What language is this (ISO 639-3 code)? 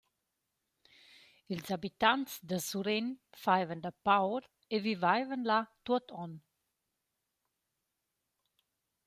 roh